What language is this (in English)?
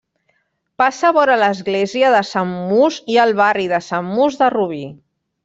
Catalan